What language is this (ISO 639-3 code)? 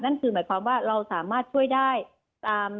tha